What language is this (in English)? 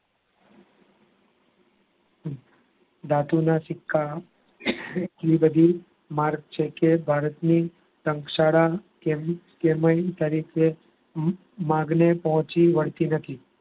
Gujarati